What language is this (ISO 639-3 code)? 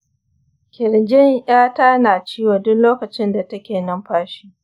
hau